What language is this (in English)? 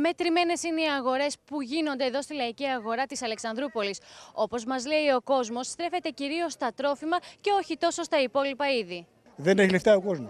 Greek